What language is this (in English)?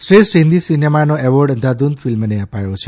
Gujarati